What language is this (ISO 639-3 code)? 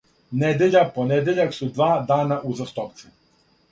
srp